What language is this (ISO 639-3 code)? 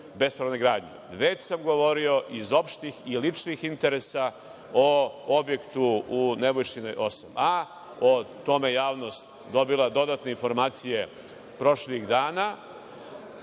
srp